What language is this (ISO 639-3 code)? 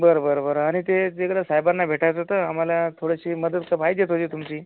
mar